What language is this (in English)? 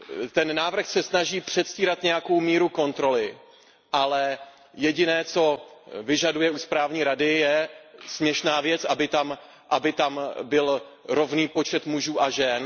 Czech